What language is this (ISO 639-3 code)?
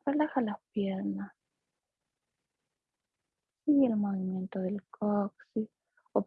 spa